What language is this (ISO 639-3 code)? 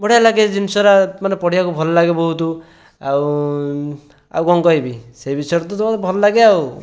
ori